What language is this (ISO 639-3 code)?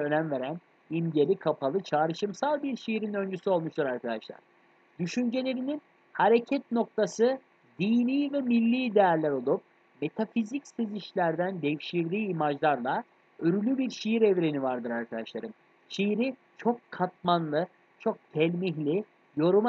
tur